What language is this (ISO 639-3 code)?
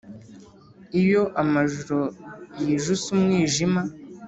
kin